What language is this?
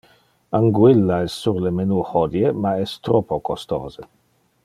Interlingua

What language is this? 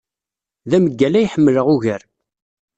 Kabyle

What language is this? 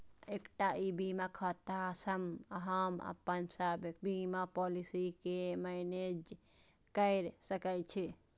Maithili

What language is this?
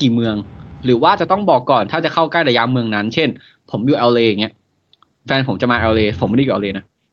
Thai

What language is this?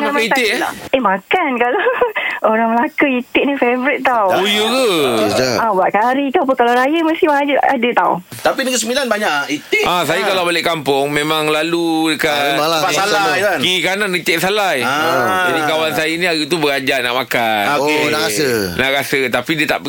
Malay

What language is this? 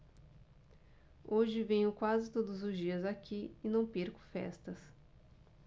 Portuguese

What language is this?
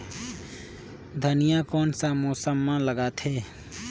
Chhattisgarhi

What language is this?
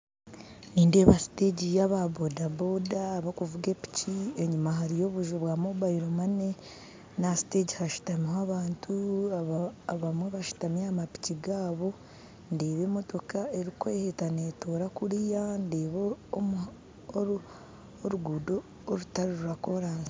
Nyankole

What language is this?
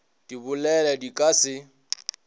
Northern Sotho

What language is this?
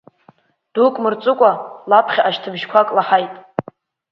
Abkhazian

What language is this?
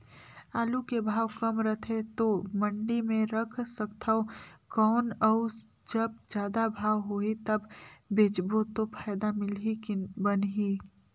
Chhattisgarhi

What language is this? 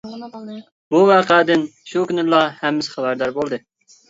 Uyghur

